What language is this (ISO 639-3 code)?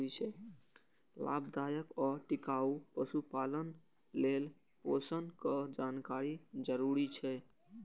mai